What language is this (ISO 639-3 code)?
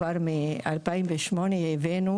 heb